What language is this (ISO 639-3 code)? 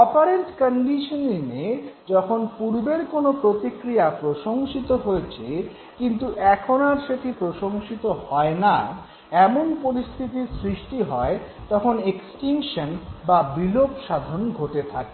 ben